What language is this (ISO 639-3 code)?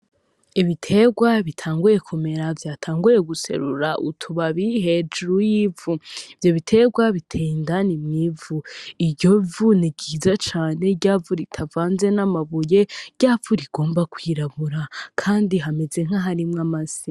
run